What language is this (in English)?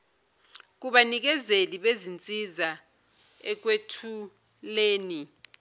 Zulu